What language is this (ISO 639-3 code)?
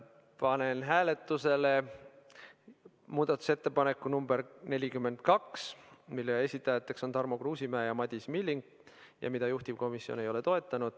est